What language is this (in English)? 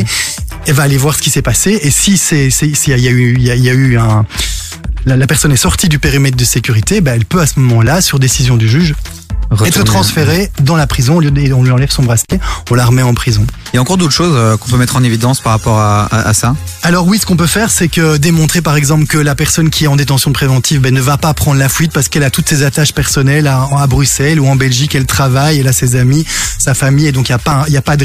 French